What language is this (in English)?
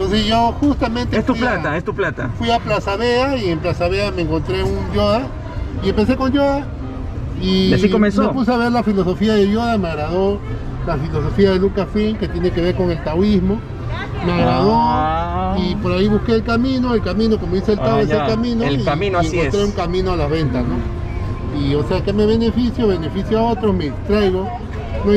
Spanish